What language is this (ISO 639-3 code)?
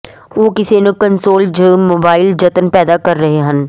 pan